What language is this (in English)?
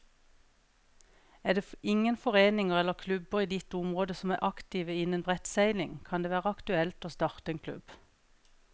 Norwegian